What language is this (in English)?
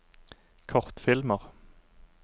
Norwegian